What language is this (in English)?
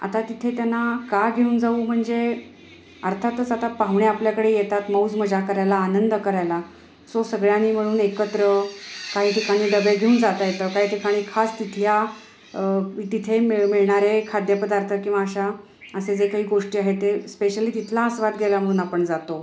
Marathi